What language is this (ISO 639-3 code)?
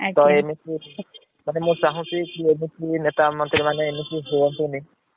ori